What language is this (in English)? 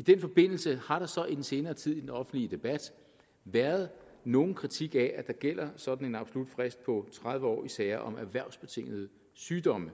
Danish